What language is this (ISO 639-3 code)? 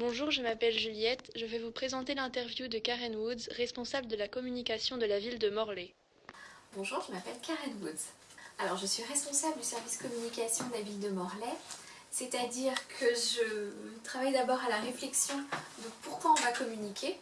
fra